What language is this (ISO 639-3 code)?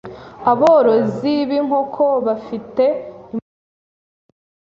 kin